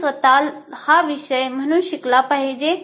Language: Marathi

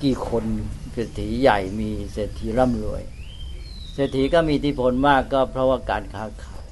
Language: Thai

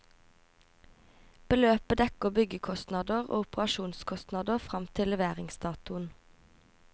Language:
Norwegian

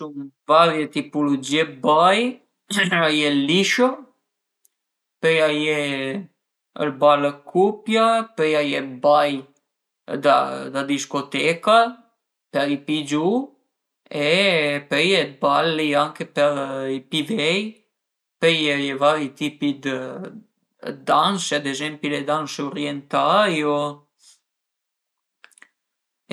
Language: Piedmontese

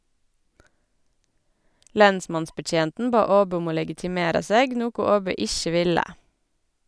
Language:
Norwegian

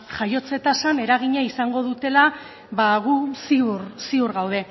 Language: Basque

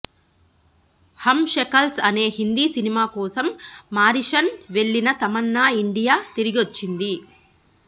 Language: Telugu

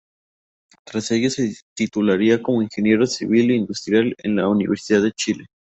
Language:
Spanish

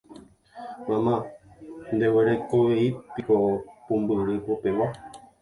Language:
Guarani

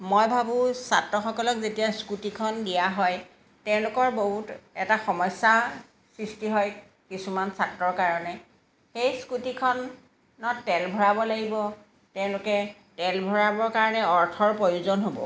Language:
Assamese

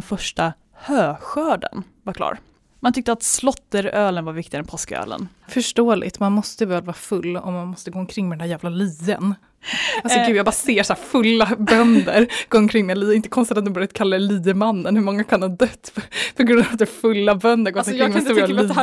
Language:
Swedish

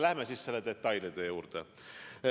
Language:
Estonian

